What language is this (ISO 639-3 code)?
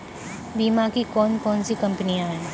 hin